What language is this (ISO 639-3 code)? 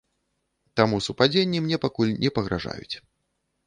bel